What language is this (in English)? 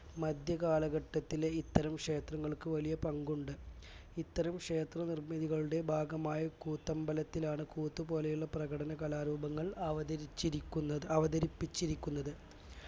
Malayalam